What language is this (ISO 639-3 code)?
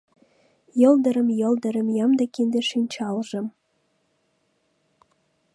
chm